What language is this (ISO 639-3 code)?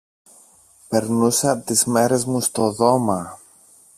ell